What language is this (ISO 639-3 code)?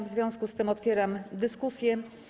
pol